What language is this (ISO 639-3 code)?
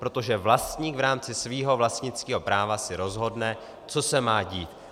ces